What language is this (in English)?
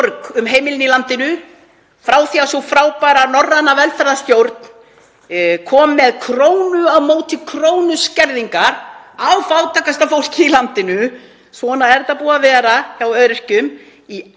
Icelandic